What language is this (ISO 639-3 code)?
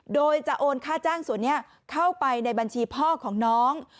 tha